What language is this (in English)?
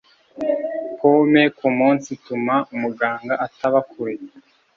Kinyarwanda